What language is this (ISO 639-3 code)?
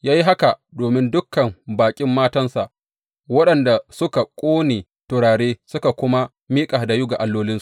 hau